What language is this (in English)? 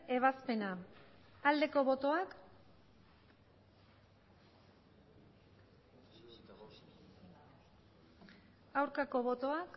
Basque